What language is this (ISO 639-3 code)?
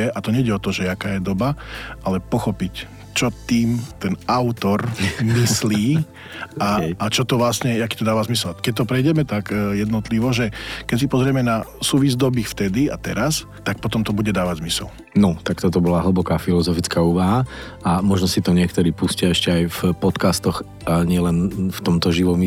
slk